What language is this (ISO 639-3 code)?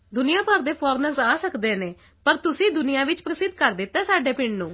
pan